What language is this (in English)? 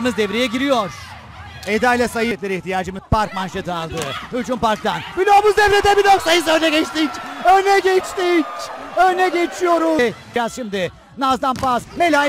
Turkish